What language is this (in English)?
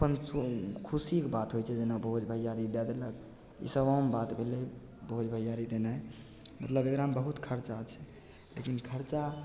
Maithili